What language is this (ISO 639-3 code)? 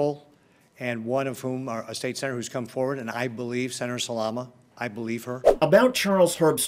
eng